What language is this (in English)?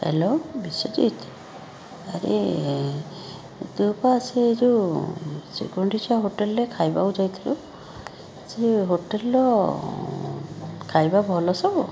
Odia